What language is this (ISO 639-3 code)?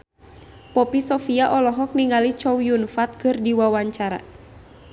sun